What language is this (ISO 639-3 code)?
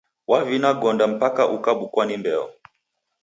dav